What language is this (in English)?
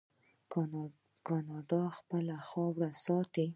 Pashto